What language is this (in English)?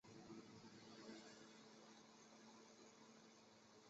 Chinese